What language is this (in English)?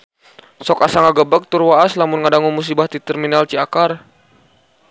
Sundanese